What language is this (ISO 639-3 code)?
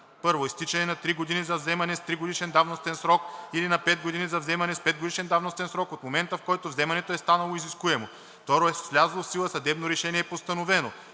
bul